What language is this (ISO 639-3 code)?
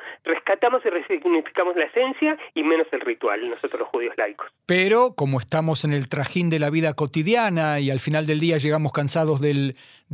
spa